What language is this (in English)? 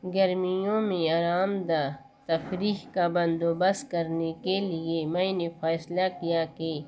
Urdu